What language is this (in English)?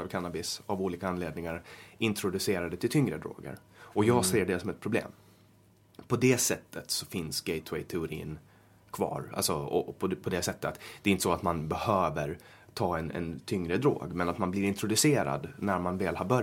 Swedish